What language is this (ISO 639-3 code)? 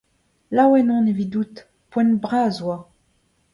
bre